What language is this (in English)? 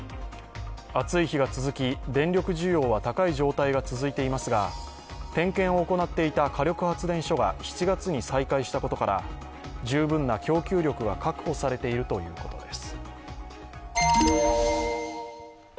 Japanese